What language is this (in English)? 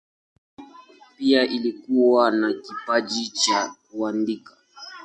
Swahili